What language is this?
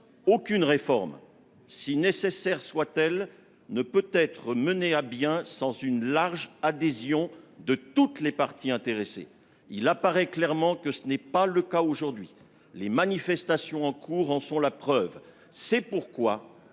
French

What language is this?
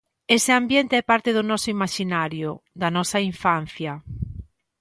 Galician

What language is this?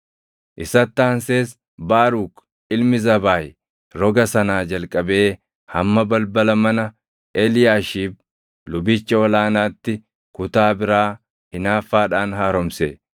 Oromo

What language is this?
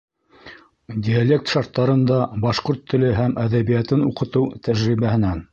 Bashkir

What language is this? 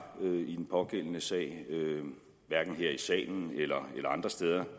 Danish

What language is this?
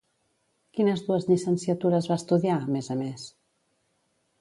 Catalan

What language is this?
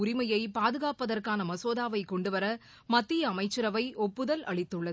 Tamil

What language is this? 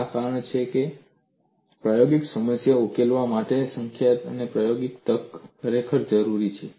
Gujarati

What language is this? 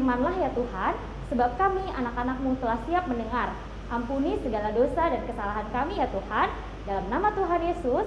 Indonesian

